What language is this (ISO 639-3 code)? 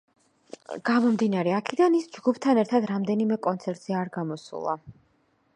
kat